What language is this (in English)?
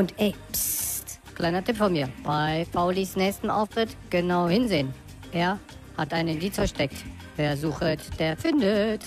German